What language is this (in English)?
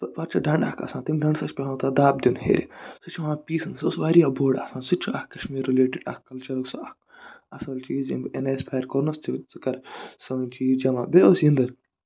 Kashmiri